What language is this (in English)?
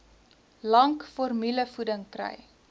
Afrikaans